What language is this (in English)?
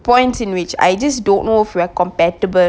English